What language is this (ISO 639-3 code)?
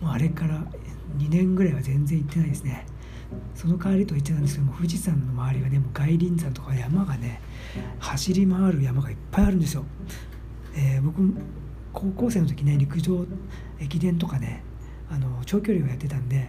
jpn